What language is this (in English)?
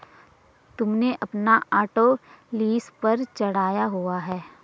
Hindi